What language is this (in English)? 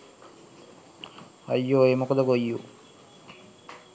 Sinhala